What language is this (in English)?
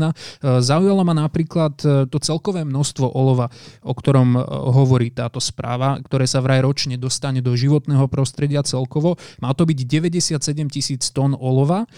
Slovak